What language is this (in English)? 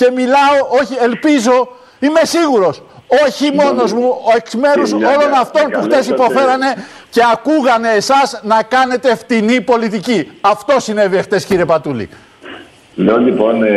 Greek